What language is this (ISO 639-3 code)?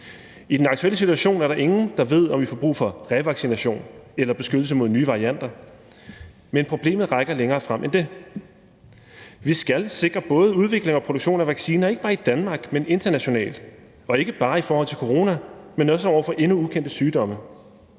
dan